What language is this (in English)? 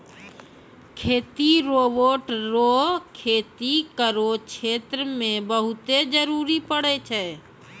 Maithili